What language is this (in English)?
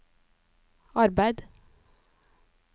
Norwegian